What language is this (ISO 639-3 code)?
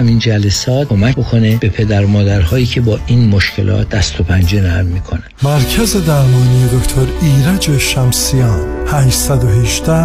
fas